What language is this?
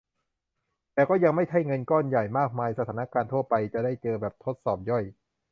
Thai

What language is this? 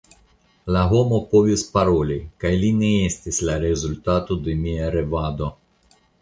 Esperanto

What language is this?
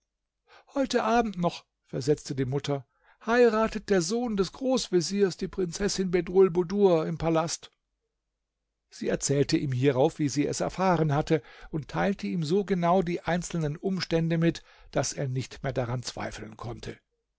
German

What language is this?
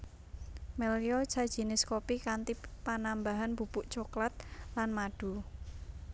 Javanese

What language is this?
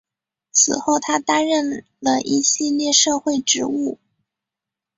Chinese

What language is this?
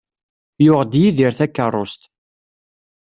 Kabyle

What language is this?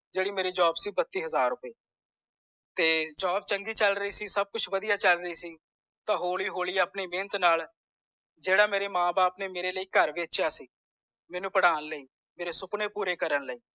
Punjabi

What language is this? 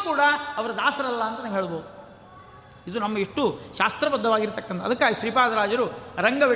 Kannada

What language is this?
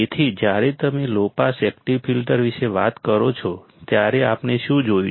Gujarati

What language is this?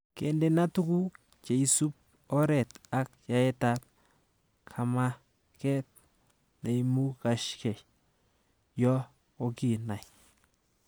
Kalenjin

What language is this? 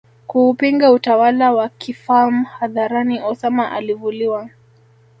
Swahili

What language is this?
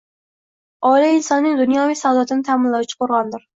Uzbek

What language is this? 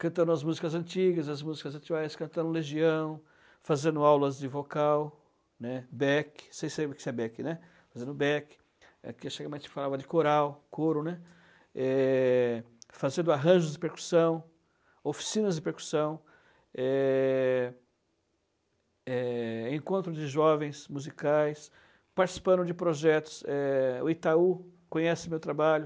Portuguese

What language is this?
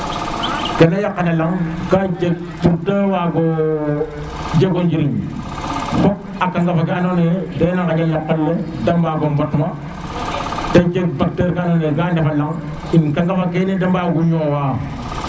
Serer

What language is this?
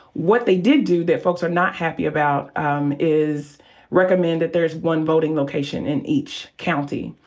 English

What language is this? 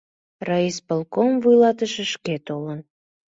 Mari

